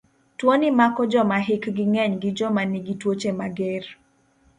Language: Luo (Kenya and Tanzania)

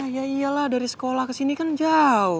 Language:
Indonesian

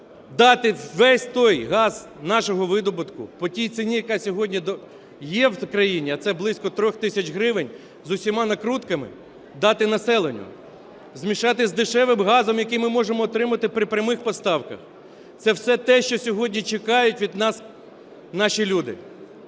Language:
Ukrainian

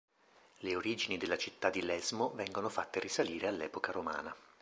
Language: Italian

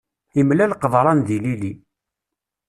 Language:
Kabyle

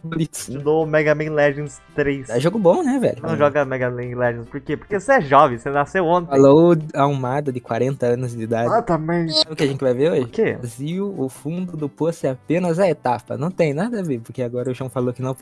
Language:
Portuguese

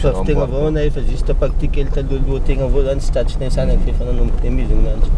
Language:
Romanian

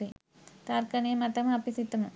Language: Sinhala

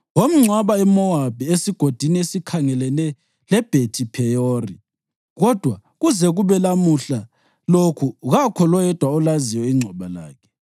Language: North Ndebele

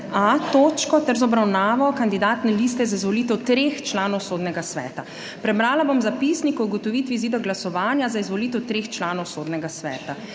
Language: Slovenian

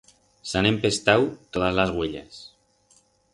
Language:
Aragonese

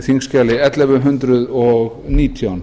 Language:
Icelandic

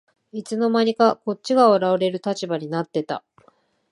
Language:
Japanese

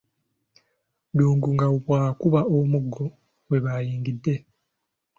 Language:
Ganda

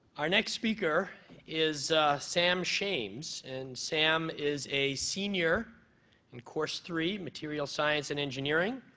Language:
English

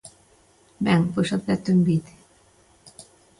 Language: Galician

